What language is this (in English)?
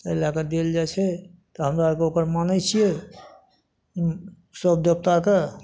Maithili